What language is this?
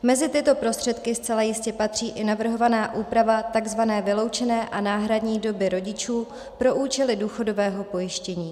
Czech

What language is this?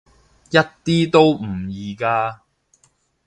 Cantonese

